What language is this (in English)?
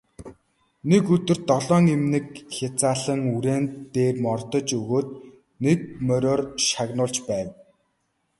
Mongolian